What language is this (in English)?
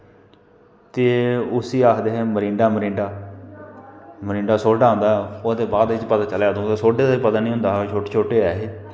Dogri